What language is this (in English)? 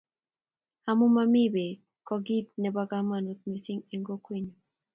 Kalenjin